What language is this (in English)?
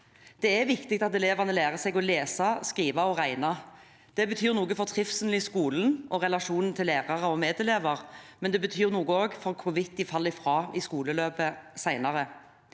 Norwegian